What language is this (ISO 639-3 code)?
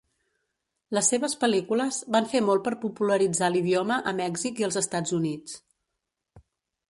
cat